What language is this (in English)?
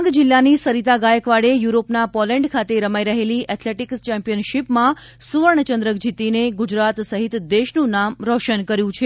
Gujarati